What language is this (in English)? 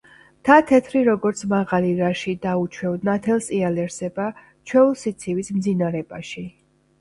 Georgian